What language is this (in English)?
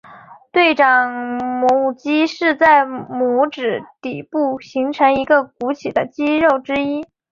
Chinese